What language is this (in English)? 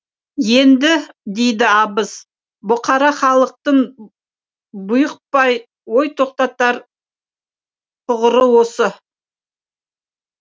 Kazakh